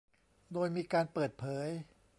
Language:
Thai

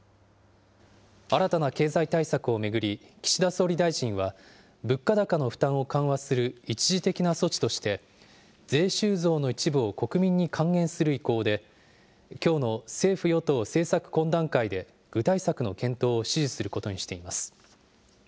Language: Japanese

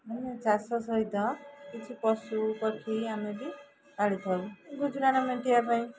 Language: Odia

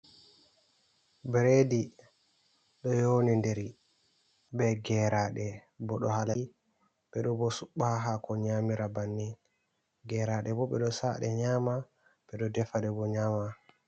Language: Fula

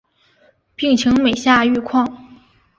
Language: Chinese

